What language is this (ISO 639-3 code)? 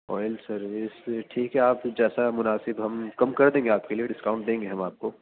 urd